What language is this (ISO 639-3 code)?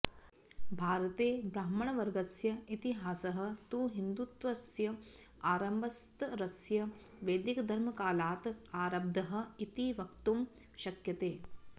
san